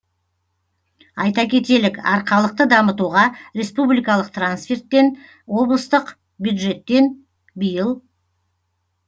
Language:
Kazakh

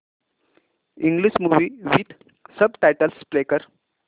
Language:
Marathi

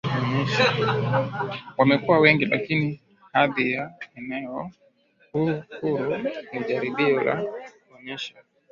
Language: Swahili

